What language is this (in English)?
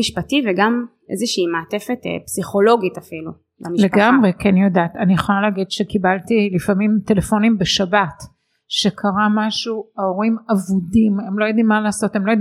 Hebrew